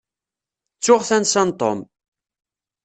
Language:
Kabyle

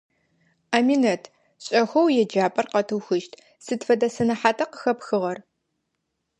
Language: Adyghe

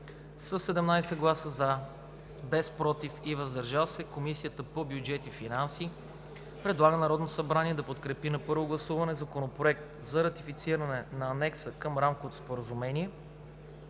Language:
Bulgarian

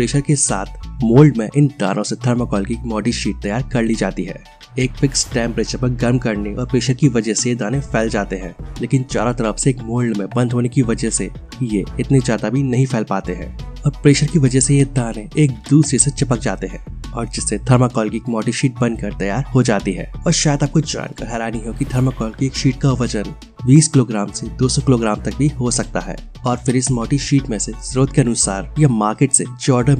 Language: Hindi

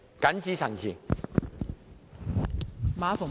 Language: Cantonese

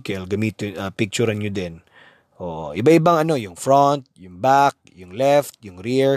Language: Filipino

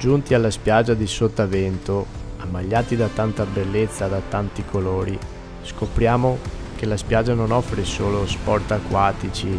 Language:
Italian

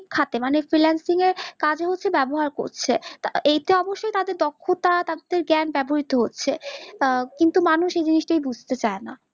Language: Bangla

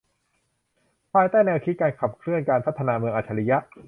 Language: Thai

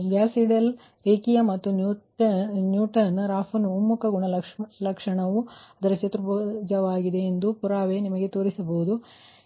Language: Kannada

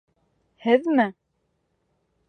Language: Bashkir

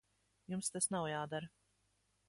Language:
Latvian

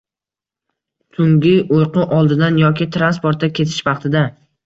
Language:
Uzbek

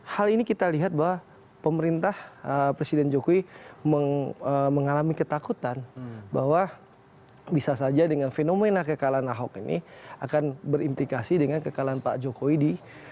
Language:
Indonesian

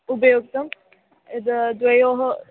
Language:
Sanskrit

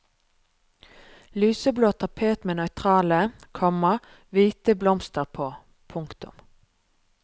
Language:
Norwegian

